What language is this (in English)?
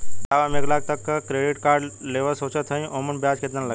Bhojpuri